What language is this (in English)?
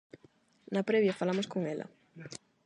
Galician